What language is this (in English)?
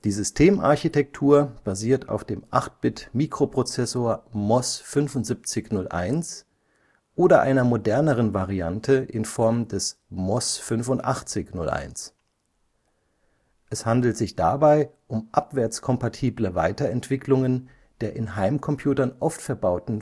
German